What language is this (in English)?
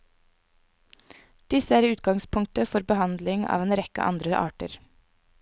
Norwegian